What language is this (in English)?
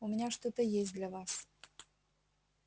Russian